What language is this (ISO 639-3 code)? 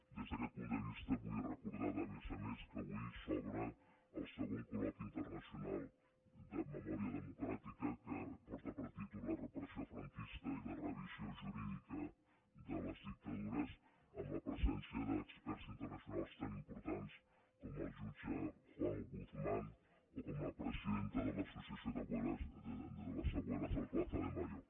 cat